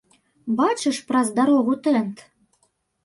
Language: Belarusian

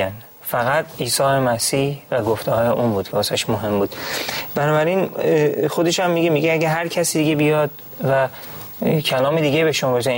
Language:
Persian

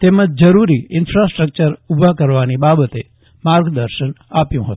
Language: Gujarati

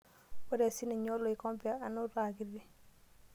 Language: Masai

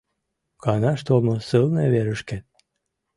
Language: Mari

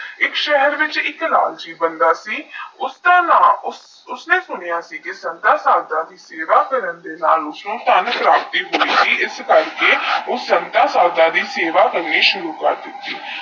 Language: Punjabi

